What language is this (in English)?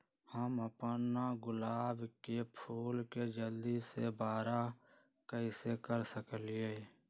Magahi